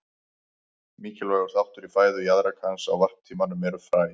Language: Icelandic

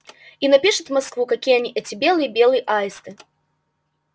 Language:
Russian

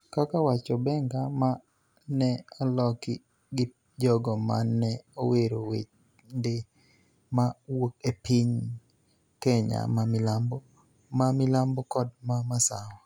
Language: Luo (Kenya and Tanzania)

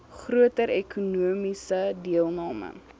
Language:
Afrikaans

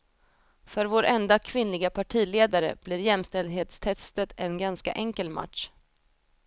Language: Swedish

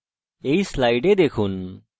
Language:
Bangla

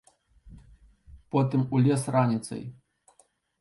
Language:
Belarusian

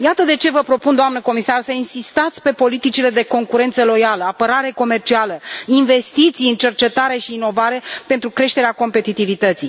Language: Romanian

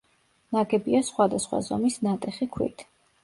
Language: Georgian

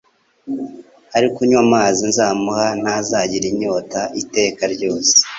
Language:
Kinyarwanda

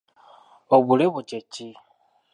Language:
Ganda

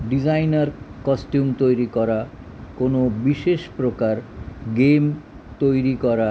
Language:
Bangla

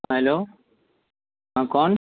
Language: Urdu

